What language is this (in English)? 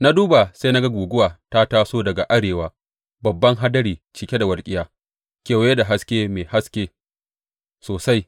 Hausa